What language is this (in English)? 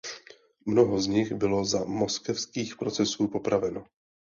Czech